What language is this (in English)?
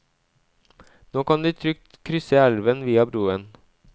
Norwegian